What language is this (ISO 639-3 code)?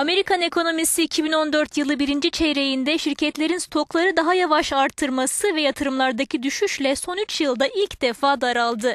tur